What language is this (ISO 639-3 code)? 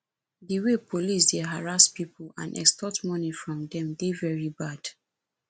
pcm